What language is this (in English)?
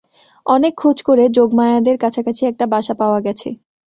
Bangla